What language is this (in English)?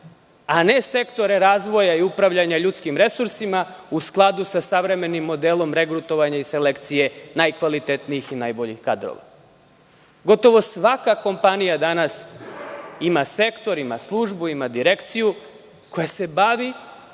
Serbian